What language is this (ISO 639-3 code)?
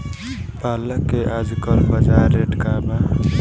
bho